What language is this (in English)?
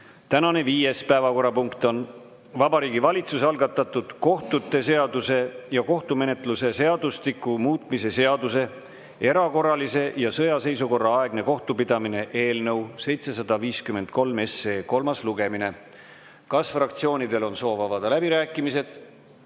Estonian